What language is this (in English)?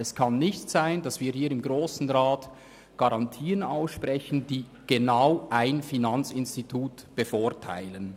Swiss German